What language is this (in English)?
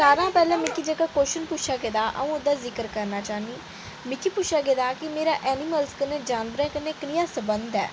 Dogri